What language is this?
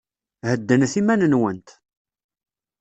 Kabyle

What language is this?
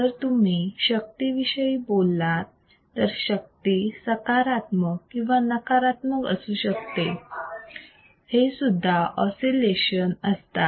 Marathi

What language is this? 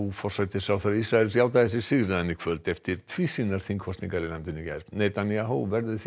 Icelandic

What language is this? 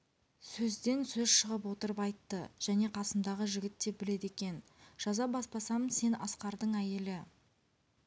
Kazakh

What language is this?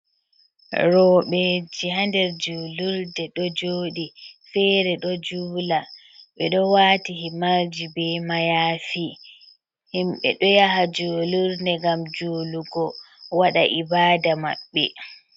Fula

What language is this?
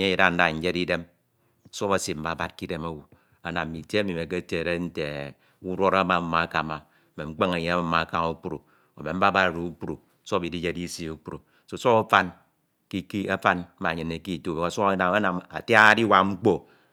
Ito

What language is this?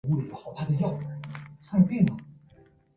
Chinese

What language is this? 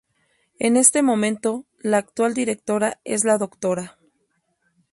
Spanish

